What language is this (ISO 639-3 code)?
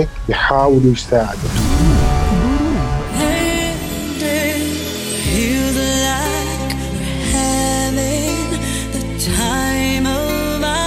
ara